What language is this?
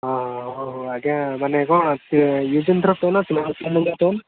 Odia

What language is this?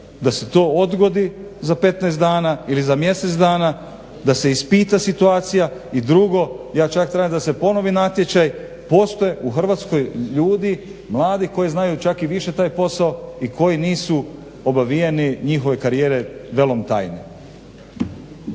Croatian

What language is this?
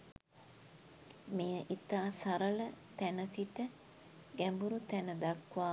Sinhala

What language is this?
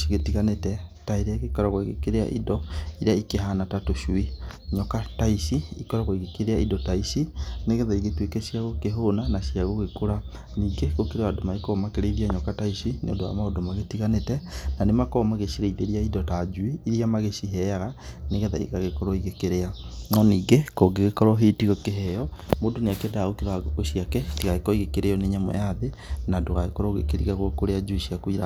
Kikuyu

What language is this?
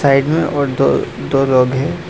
Hindi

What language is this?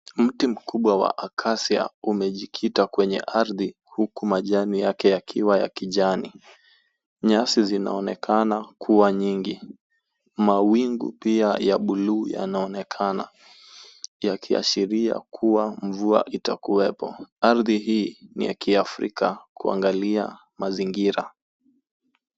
Swahili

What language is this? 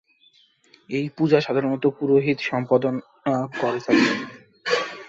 Bangla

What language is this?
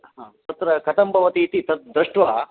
Sanskrit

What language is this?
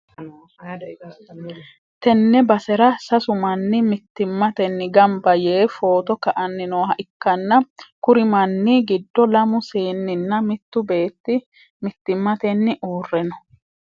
Sidamo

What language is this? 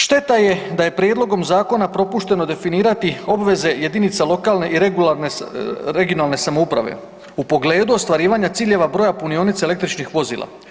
Croatian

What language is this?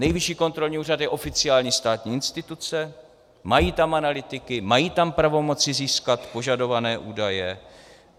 Czech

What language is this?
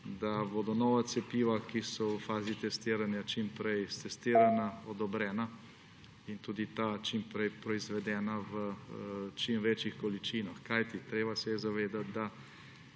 Slovenian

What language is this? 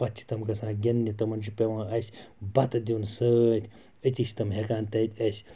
Kashmiri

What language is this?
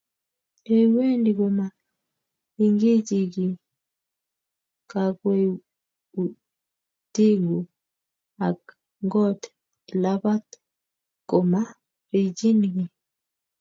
Kalenjin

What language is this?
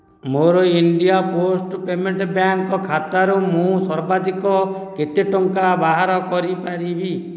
Odia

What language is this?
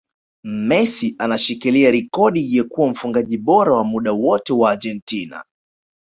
Swahili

